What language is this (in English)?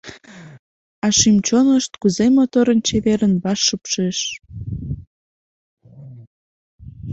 Mari